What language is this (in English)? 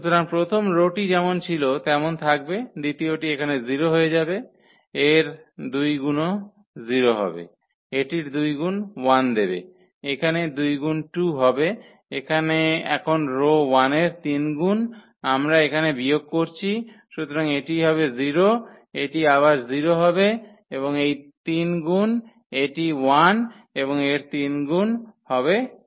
Bangla